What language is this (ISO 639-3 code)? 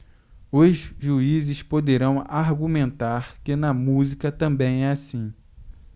por